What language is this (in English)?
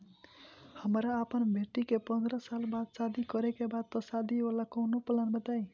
Bhojpuri